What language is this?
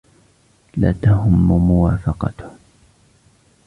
Arabic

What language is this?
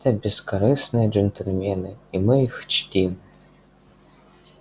Russian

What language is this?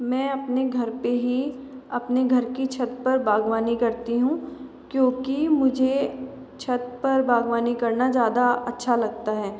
Hindi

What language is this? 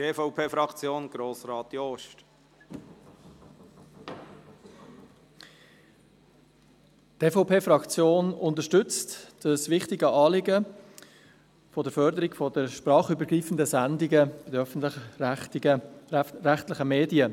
Swiss German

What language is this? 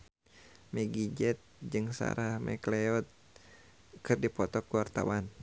Sundanese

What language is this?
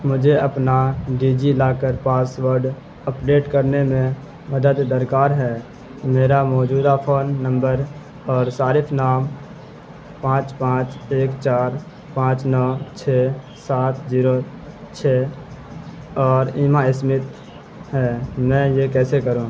Urdu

